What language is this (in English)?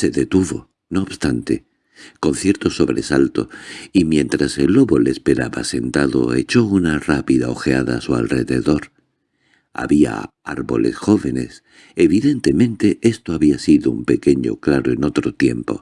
Spanish